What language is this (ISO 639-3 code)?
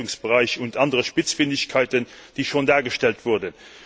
deu